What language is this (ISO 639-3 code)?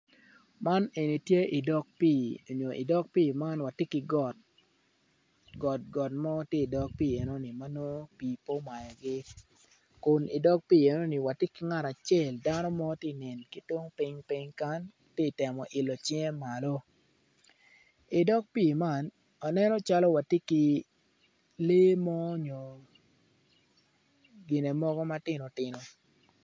ach